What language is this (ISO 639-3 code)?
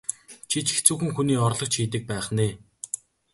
mon